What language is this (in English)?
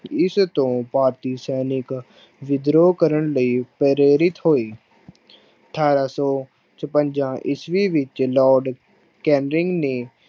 Punjabi